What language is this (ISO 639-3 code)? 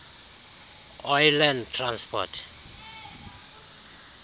xho